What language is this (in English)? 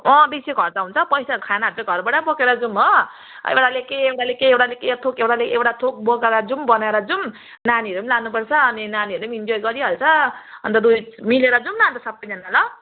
Nepali